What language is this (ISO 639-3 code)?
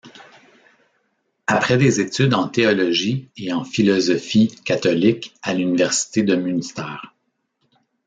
fra